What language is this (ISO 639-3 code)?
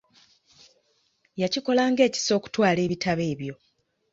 lug